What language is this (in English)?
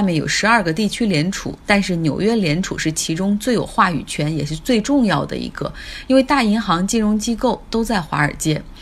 Chinese